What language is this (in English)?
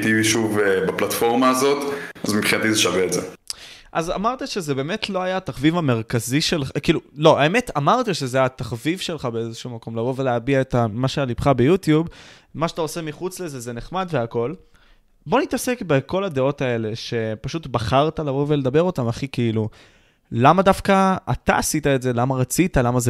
Hebrew